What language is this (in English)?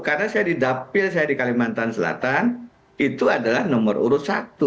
Indonesian